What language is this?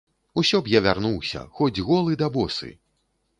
Belarusian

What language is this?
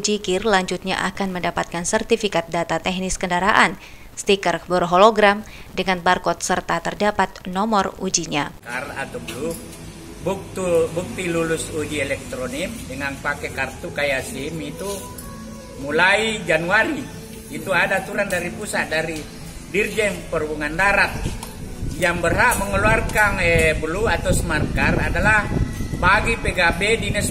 Indonesian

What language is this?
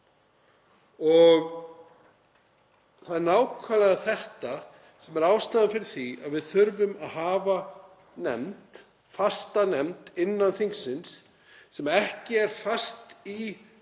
Icelandic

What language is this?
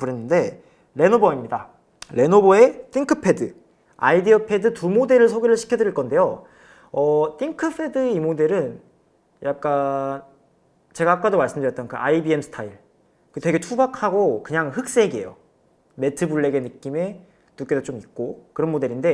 Korean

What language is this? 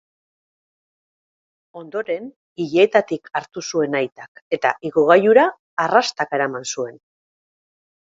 Basque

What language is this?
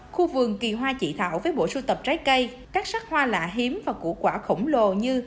Vietnamese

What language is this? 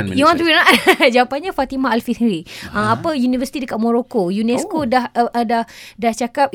Malay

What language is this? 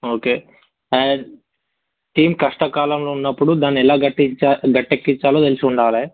Telugu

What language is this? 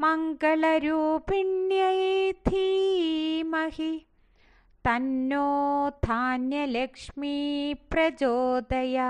Thai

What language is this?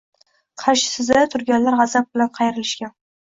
Uzbek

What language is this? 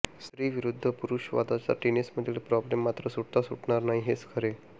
Marathi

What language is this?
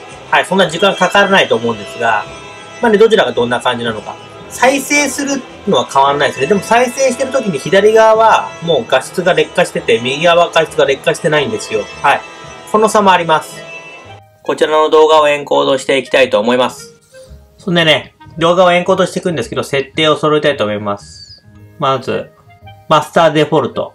Japanese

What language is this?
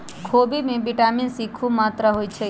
Magahi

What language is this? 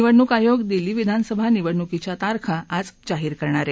Marathi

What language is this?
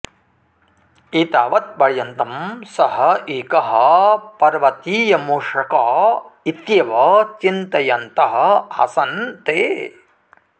Sanskrit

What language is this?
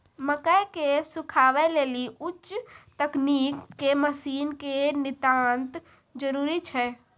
Maithili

